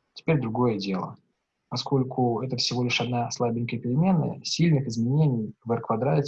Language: Russian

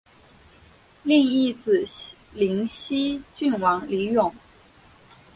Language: Chinese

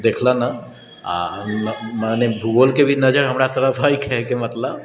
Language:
Maithili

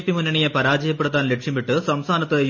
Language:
Malayalam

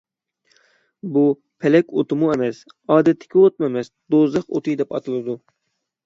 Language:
Uyghur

